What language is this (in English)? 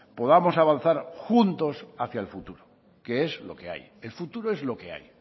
Spanish